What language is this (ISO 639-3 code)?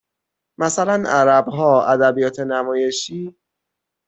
fas